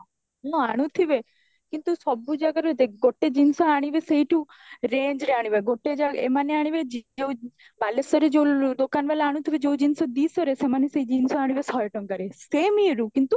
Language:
Odia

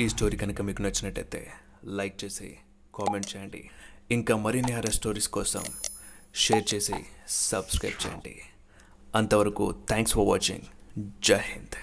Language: Telugu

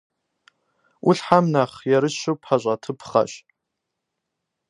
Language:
Kabardian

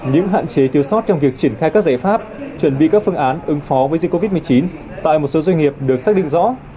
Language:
Vietnamese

